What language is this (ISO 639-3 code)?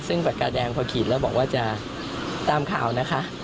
tha